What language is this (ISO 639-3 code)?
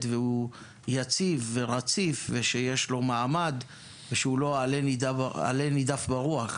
heb